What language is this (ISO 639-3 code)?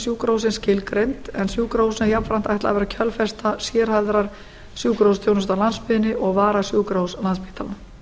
isl